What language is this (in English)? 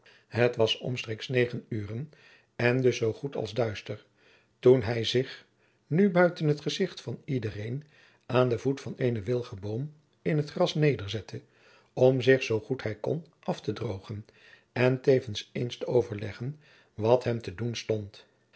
Dutch